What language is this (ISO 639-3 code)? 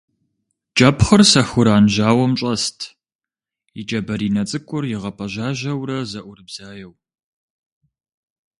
kbd